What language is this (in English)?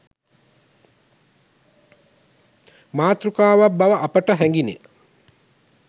Sinhala